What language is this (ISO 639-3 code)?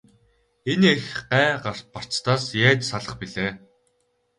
mon